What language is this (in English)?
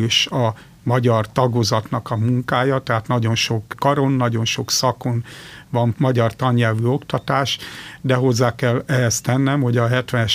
Hungarian